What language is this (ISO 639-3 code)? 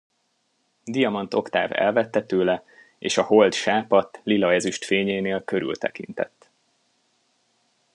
hun